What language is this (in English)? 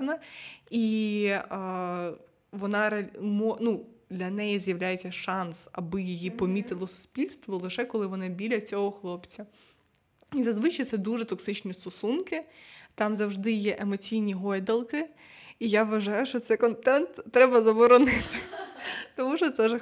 Ukrainian